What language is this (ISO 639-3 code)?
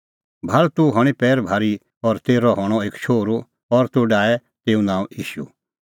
kfx